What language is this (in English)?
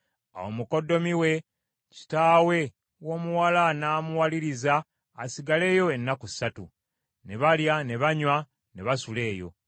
Ganda